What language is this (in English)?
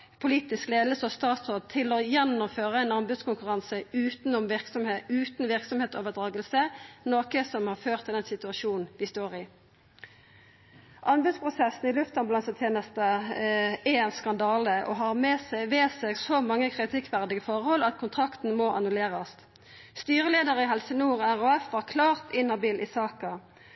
Norwegian Nynorsk